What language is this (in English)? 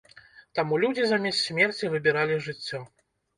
Belarusian